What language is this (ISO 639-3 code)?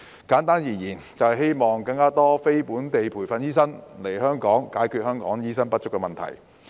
yue